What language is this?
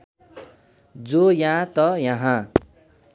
Nepali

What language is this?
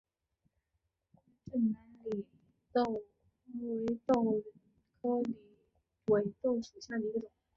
Chinese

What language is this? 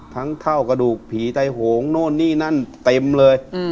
Thai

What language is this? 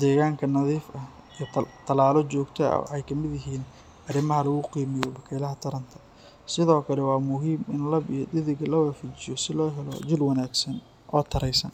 Somali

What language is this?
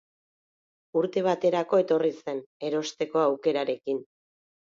Basque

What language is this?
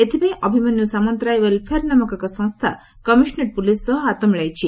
Odia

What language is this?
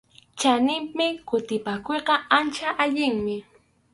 Arequipa-La Unión Quechua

